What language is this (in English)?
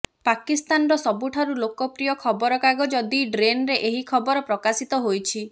Odia